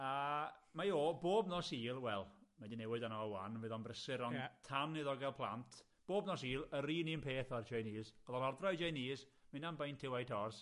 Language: Welsh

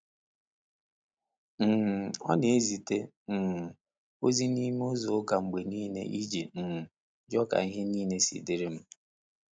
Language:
Igbo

